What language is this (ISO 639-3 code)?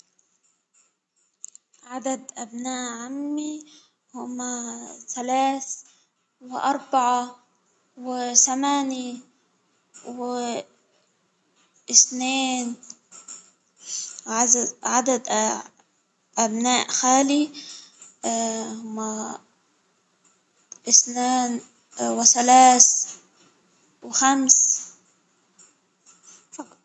acw